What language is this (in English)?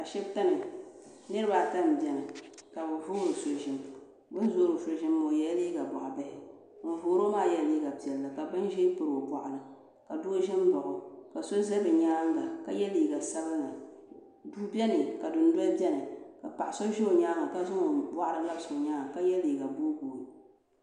Dagbani